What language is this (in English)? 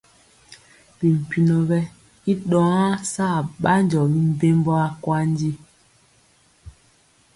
Mpiemo